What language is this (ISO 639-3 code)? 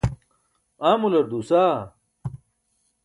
bsk